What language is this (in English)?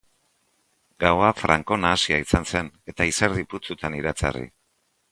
Basque